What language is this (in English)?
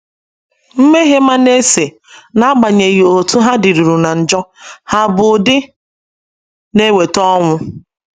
Igbo